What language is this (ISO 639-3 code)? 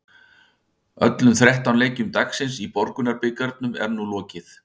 isl